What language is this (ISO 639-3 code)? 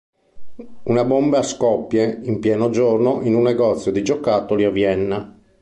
ita